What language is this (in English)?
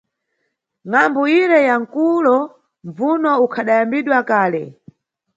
Nyungwe